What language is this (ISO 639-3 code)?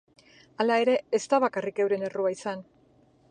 eus